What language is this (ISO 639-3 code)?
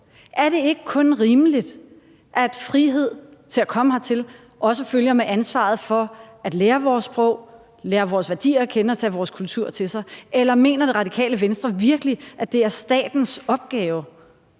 dan